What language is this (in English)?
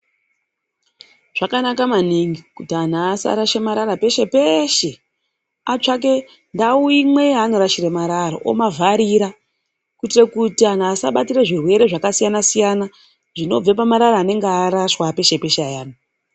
Ndau